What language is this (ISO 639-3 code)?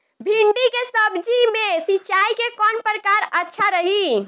bho